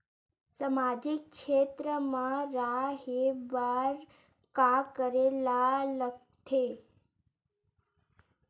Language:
Chhattisgarhi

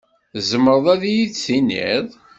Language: Kabyle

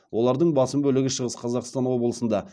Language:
Kazakh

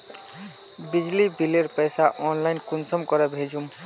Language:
Magahi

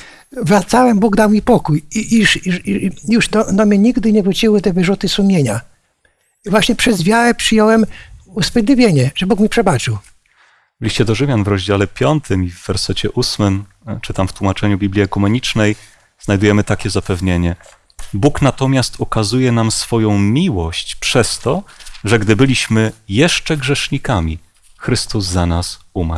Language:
Polish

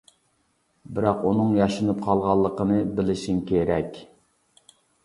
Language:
Uyghur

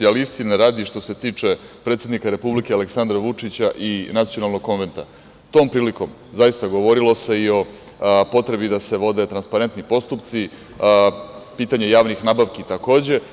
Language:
Serbian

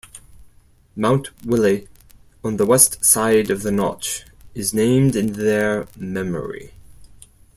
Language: English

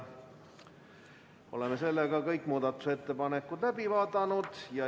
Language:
Estonian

